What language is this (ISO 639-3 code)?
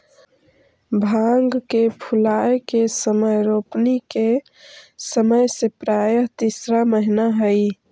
mag